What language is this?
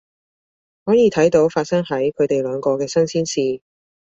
Cantonese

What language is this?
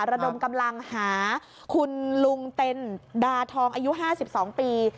Thai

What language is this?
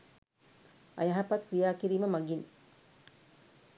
Sinhala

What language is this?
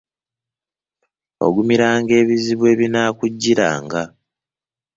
Ganda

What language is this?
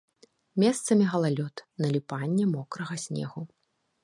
Belarusian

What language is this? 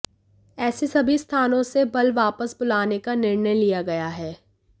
Hindi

